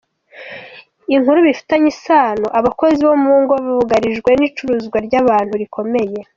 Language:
Kinyarwanda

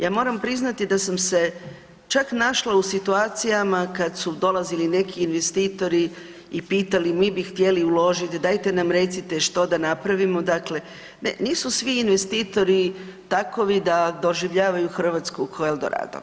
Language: Croatian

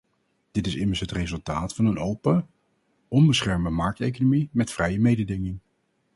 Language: Dutch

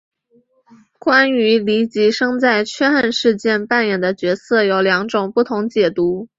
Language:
Chinese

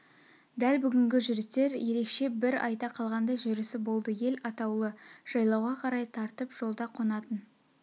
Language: Kazakh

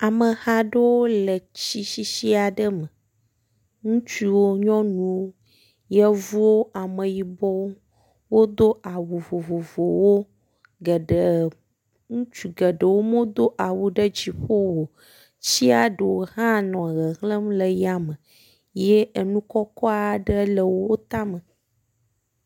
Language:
Ewe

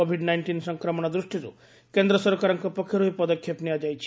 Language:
Odia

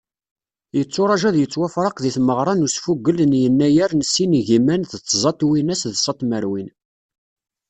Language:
Kabyle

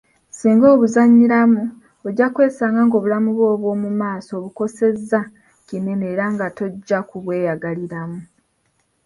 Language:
Ganda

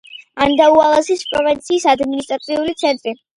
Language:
Georgian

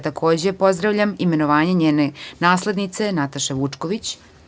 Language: Serbian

